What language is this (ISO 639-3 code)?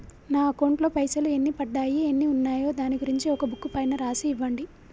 tel